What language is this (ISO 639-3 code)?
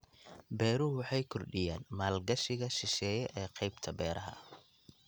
som